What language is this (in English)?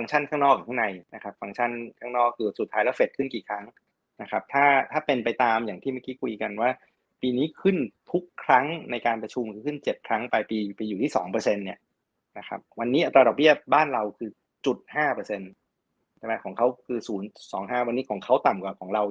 Thai